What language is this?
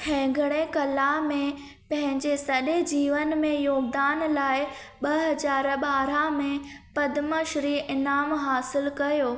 Sindhi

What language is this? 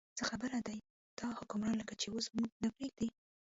Pashto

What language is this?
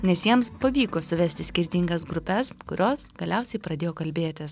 Lithuanian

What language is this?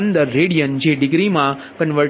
Gujarati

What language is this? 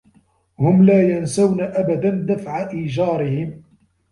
Arabic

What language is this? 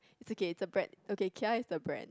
English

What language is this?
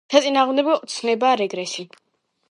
Georgian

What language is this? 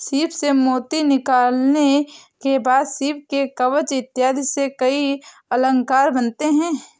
Hindi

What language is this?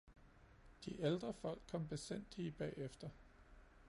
Danish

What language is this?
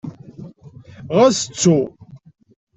Kabyle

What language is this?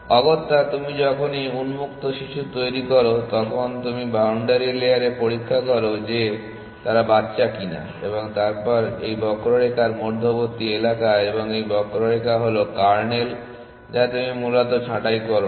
Bangla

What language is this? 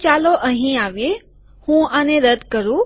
Gujarati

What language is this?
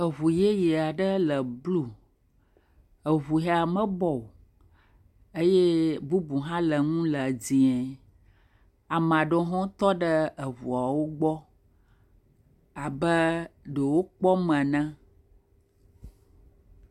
Ewe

